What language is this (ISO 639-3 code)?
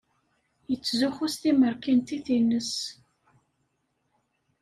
kab